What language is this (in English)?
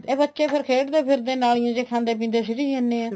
Punjabi